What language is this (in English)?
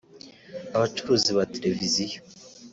Kinyarwanda